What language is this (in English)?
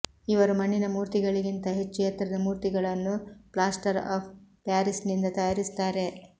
Kannada